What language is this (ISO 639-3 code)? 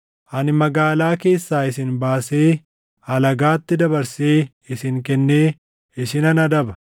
orm